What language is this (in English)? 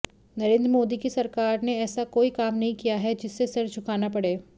Hindi